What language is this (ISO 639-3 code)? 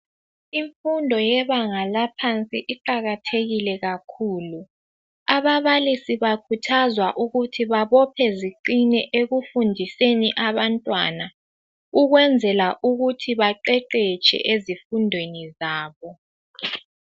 nde